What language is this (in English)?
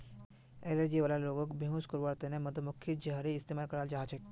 Magahi